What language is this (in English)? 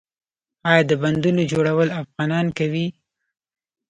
Pashto